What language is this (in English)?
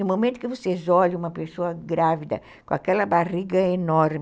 Portuguese